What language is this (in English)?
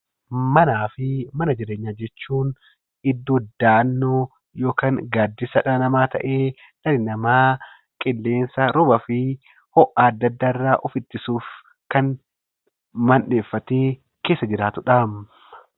Oromo